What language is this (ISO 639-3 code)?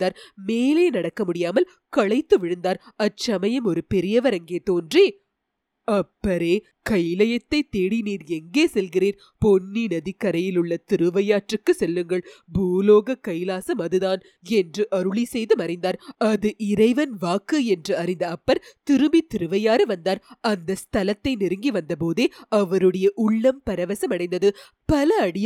tam